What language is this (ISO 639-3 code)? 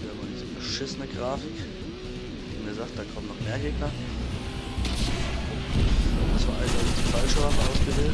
deu